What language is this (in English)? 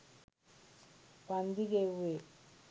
Sinhala